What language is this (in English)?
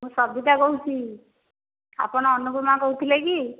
Odia